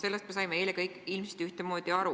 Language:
Estonian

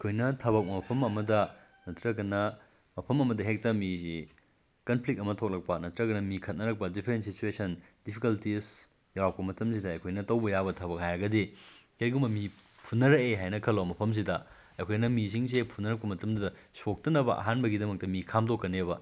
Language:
Manipuri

